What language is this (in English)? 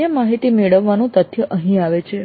Gujarati